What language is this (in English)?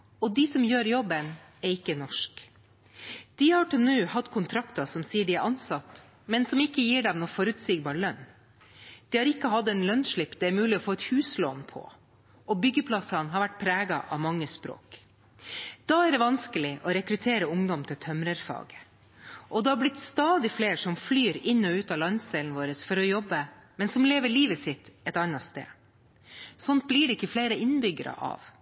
Norwegian Bokmål